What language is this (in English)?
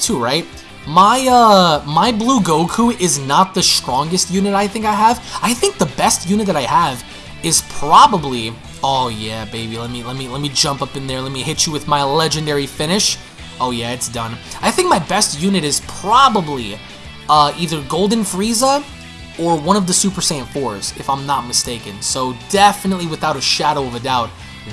English